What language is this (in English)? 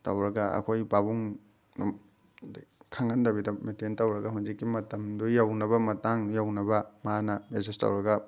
Manipuri